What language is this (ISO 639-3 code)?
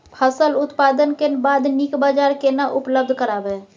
mai